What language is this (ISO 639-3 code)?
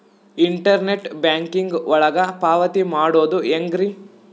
kan